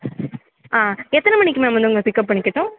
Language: Tamil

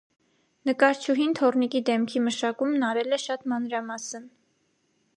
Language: Armenian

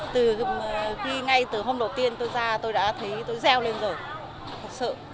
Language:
Vietnamese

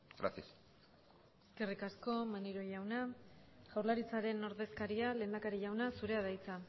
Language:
Basque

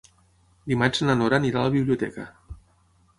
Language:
Catalan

